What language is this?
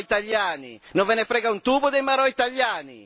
Italian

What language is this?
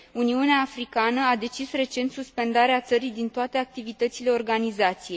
Romanian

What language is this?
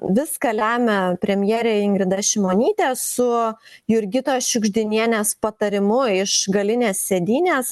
Lithuanian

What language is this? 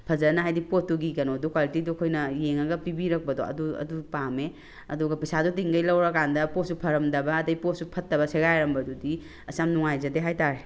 Manipuri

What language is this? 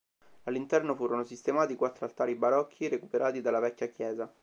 Italian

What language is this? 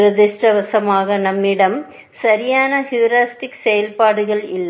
Tamil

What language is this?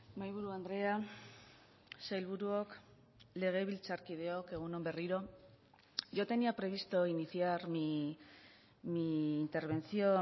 Basque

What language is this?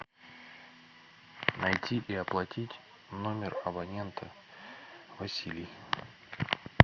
Russian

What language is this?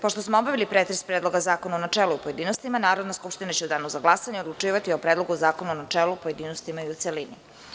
Serbian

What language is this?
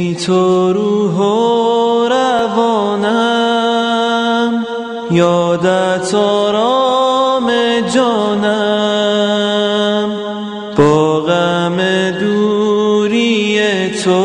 Persian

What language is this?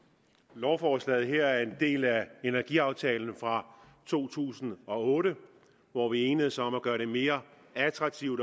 Danish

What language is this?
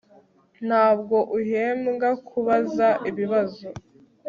Kinyarwanda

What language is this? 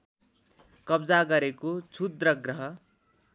Nepali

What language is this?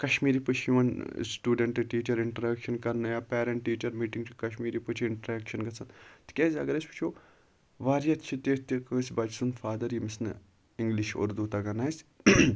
Kashmiri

